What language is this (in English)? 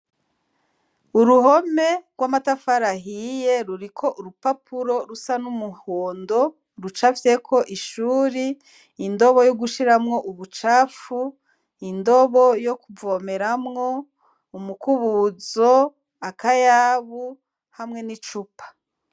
Rundi